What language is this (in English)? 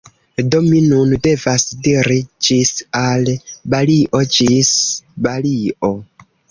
Esperanto